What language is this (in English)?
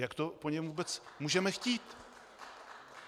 Czech